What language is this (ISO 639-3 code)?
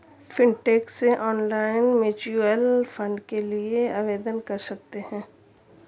hin